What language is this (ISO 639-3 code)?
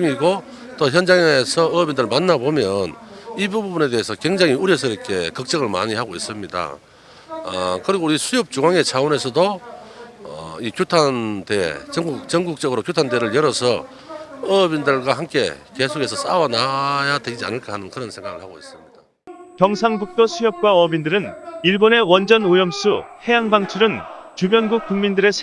kor